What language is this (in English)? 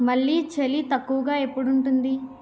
Telugu